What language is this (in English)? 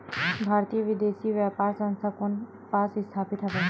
Chhattisgarhi